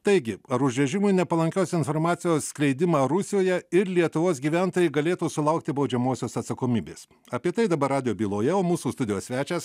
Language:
Lithuanian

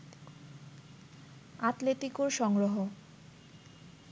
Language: Bangla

